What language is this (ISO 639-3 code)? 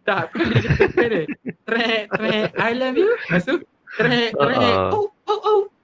msa